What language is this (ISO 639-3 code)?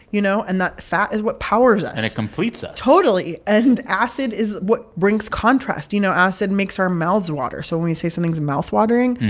eng